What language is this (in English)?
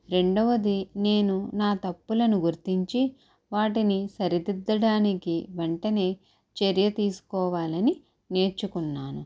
Telugu